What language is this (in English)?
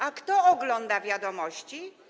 Polish